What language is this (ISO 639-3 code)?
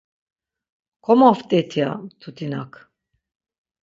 lzz